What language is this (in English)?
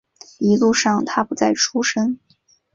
Chinese